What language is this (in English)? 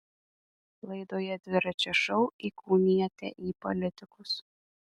Lithuanian